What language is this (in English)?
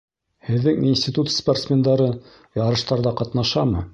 Bashkir